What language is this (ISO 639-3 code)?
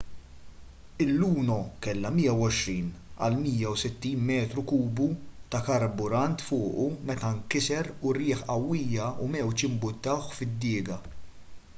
mlt